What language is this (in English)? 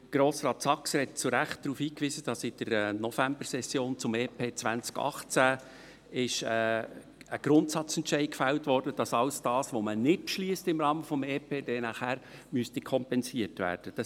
Swiss German